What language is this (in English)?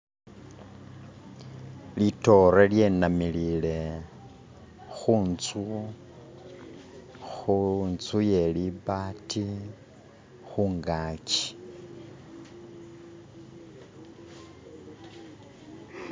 Masaaba